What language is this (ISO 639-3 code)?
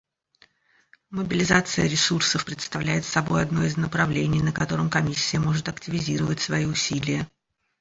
rus